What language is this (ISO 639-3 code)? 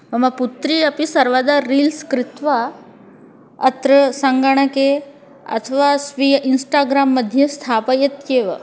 san